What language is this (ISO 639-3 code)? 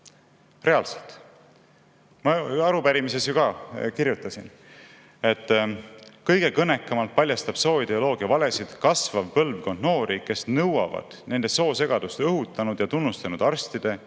est